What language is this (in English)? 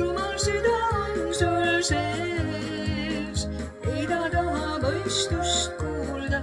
Turkish